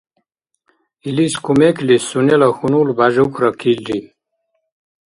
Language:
Dargwa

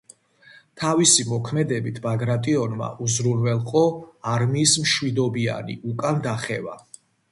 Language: Georgian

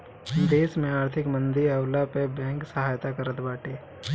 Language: Bhojpuri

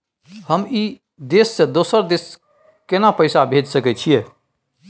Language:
Maithili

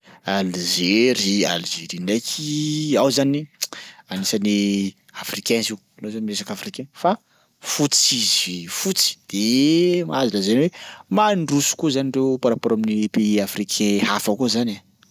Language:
Sakalava Malagasy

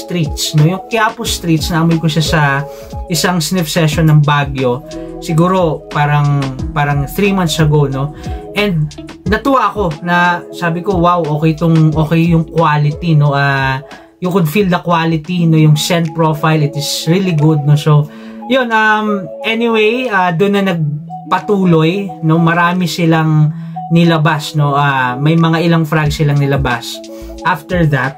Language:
Filipino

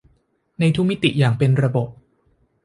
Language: Thai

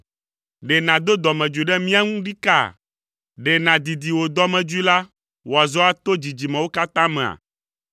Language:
Ewe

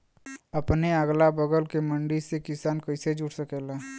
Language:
Bhojpuri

